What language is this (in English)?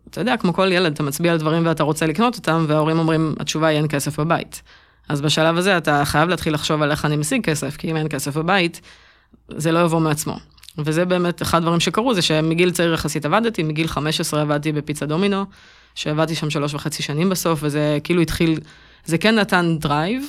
Hebrew